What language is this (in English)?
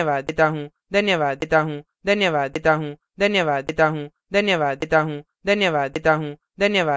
Hindi